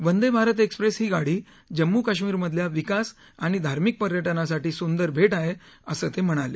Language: Marathi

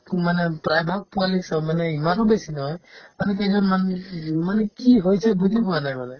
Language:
Assamese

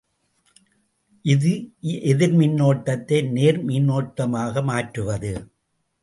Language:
Tamil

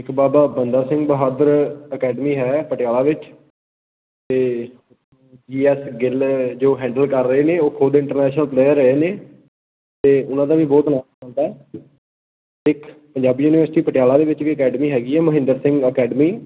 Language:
Punjabi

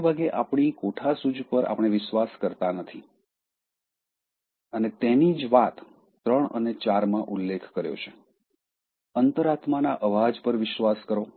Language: Gujarati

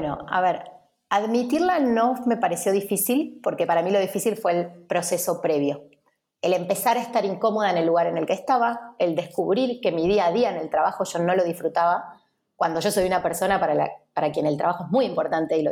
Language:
Spanish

